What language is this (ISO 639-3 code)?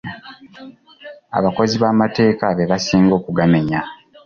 lug